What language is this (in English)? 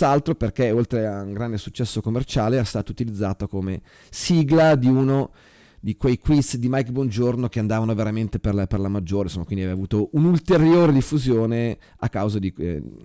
Italian